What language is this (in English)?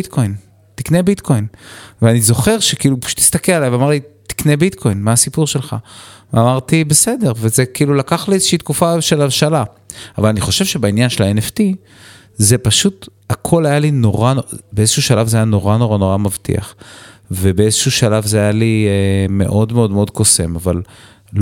Hebrew